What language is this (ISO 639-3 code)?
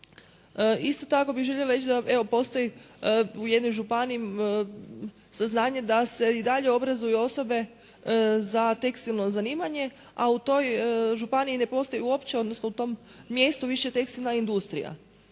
hrv